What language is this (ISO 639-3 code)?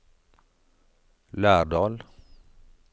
nor